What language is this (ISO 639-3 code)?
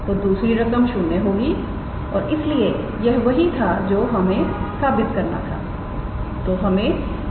hin